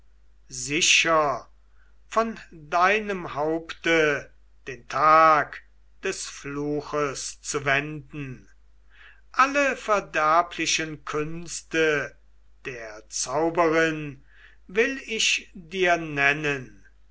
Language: German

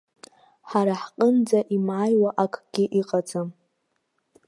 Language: Abkhazian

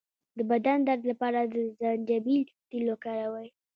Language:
Pashto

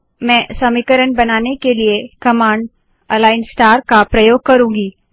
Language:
Hindi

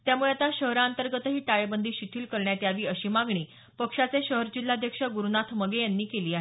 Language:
Marathi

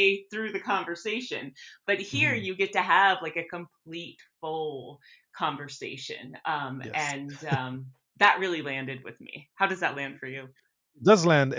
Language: English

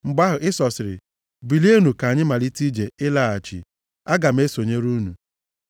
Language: Igbo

